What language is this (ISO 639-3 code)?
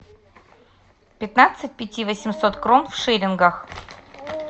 rus